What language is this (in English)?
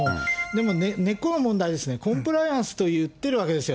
Japanese